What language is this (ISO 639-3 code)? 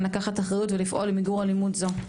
heb